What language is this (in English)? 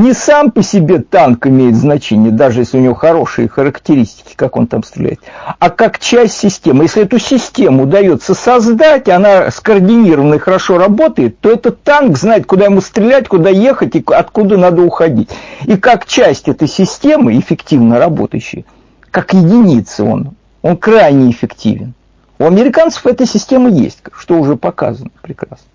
Russian